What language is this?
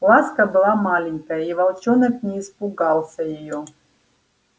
Russian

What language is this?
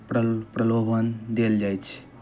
Maithili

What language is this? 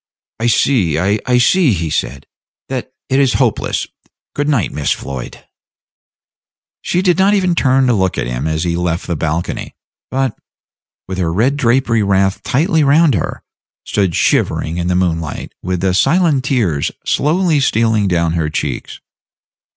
English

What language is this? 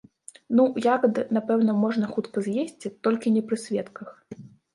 Belarusian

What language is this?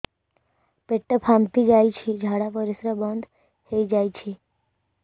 Odia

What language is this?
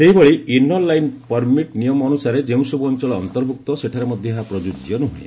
Odia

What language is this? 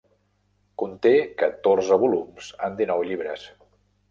Catalan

